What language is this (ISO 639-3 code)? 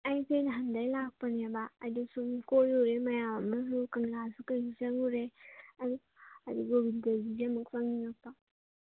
mni